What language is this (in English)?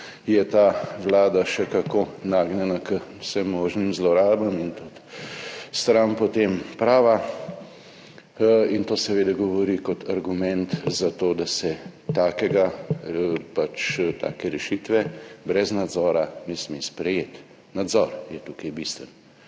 Slovenian